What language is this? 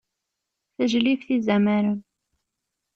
Kabyle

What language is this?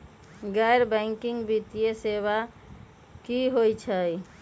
Magahi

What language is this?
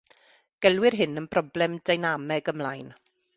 Welsh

